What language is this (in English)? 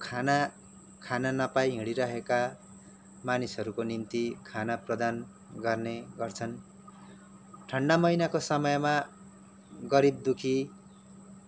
Nepali